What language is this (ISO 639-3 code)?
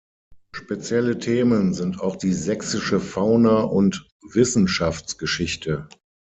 deu